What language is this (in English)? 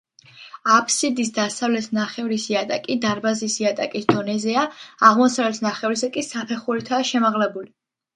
Georgian